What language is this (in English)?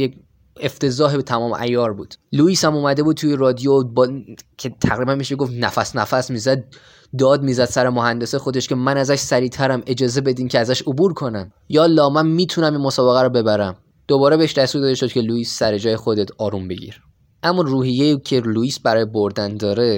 Persian